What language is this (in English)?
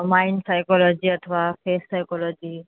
Sanskrit